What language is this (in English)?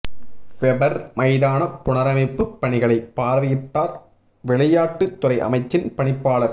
Tamil